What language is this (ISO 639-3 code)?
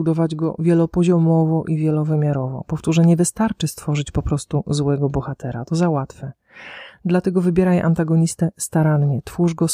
pol